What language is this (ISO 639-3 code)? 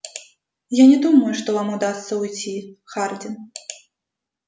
rus